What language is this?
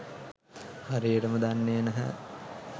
Sinhala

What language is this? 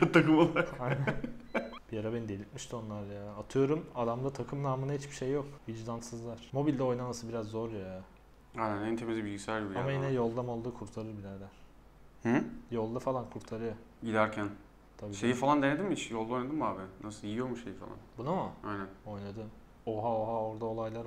Turkish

